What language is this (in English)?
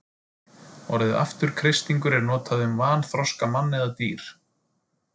Icelandic